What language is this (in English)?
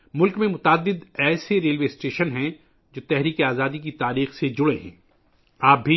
Urdu